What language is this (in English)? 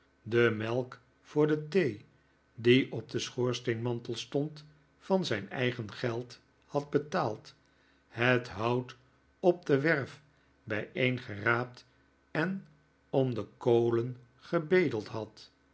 Dutch